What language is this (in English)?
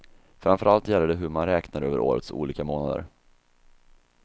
Swedish